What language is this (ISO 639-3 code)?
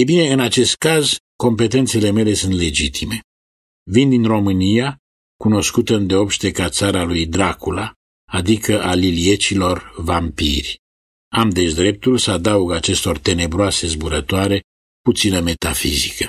ron